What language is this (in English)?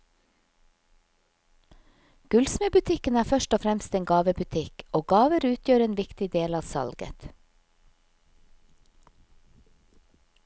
Norwegian